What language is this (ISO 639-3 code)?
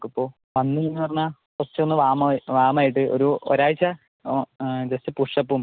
mal